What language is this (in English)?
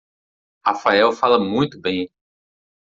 Portuguese